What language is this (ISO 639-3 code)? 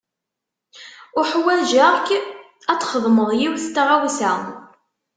kab